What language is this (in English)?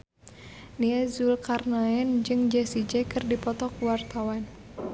Sundanese